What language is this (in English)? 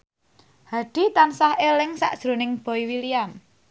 Javanese